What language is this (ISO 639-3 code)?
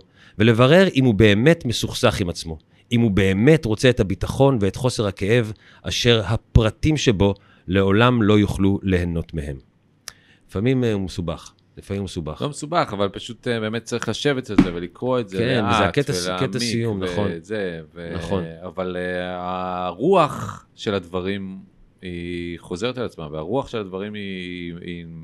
heb